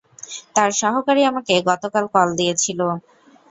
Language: Bangla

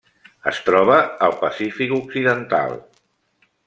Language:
Catalan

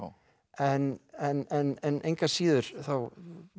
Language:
Icelandic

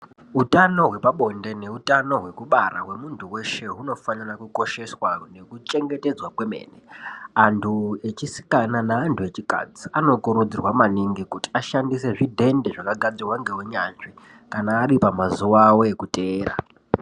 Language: Ndau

